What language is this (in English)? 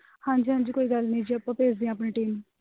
Punjabi